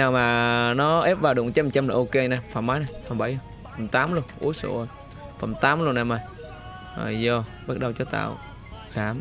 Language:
Vietnamese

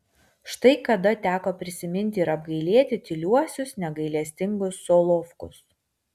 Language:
Lithuanian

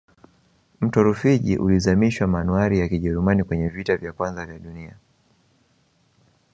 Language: Swahili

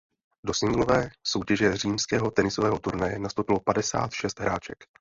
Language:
Czech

